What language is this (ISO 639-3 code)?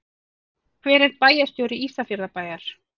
isl